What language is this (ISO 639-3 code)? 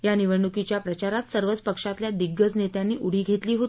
mar